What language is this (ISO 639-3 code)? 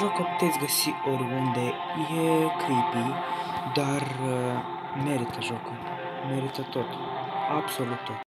ron